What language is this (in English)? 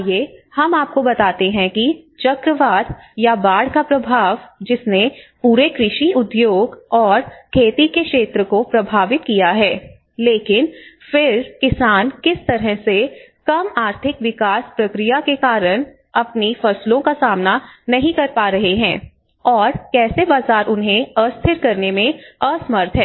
Hindi